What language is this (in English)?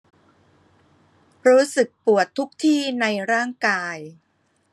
Thai